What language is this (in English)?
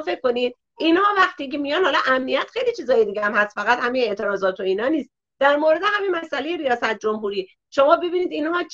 Persian